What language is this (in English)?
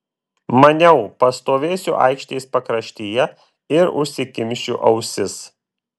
Lithuanian